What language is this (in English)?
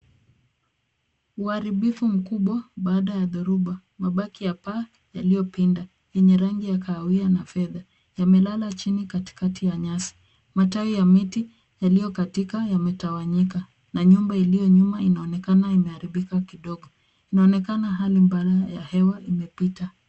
Swahili